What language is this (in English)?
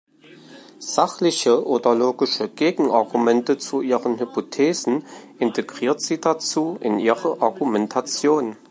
German